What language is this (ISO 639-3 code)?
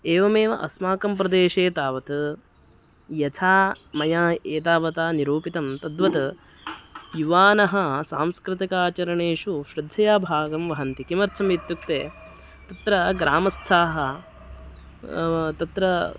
san